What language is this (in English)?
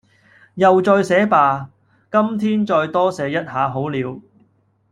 Cantonese